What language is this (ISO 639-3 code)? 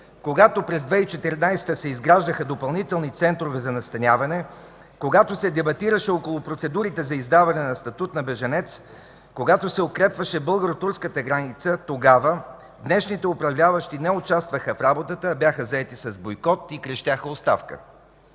bul